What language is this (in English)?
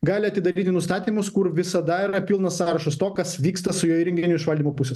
Lithuanian